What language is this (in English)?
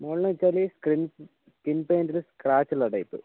Malayalam